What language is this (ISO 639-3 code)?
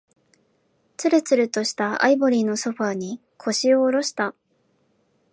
jpn